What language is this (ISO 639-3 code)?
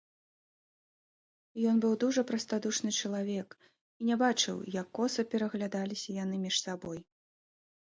bel